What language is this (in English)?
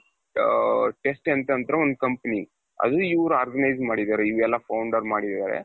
Kannada